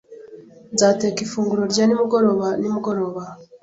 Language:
Kinyarwanda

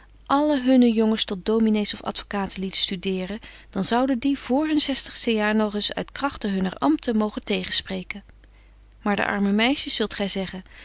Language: Dutch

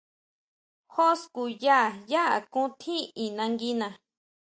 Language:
Huautla Mazatec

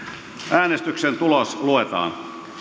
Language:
Finnish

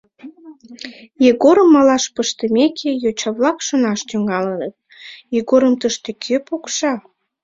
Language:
Mari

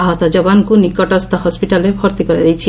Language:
Odia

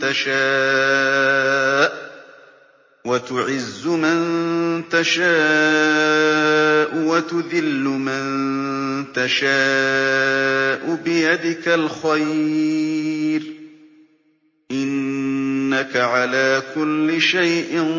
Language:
Arabic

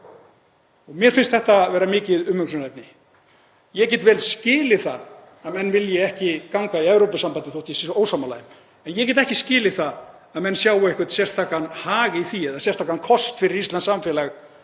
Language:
Icelandic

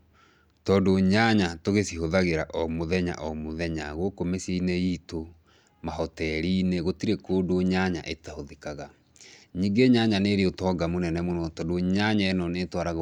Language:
Kikuyu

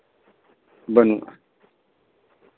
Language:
Santali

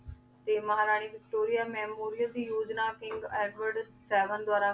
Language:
Punjabi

